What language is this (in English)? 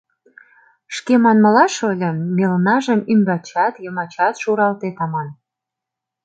Mari